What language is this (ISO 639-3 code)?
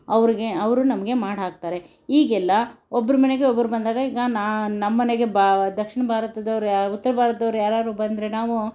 kan